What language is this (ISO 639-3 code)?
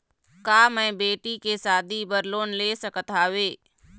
hne